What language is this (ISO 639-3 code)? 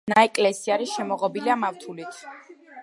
kat